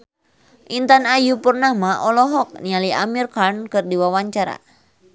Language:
Sundanese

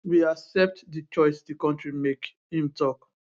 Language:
Nigerian Pidgin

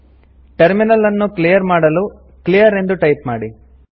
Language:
Kannada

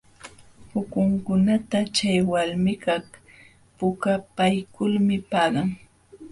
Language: Jauja Wanca Quechua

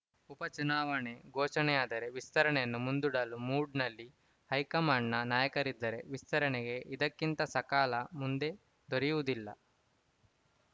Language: Kannada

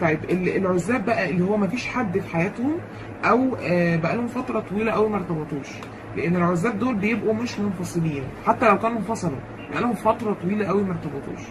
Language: Arabic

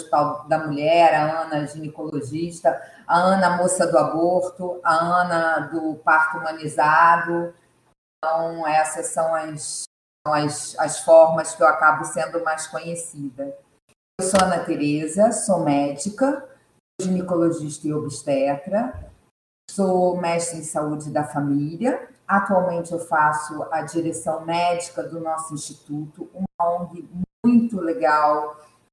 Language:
Portuguese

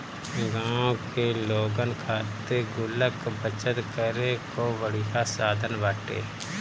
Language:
Bhojpuri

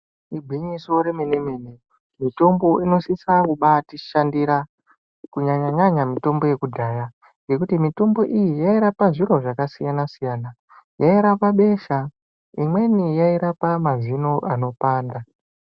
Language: Ndau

